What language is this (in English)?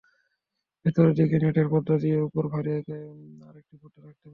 Bangla